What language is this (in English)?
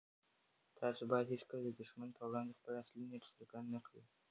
Pashto